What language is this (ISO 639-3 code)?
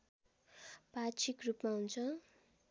nep